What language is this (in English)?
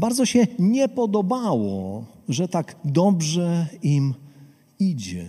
Polish